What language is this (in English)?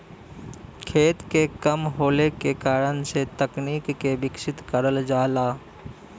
Bhojpuri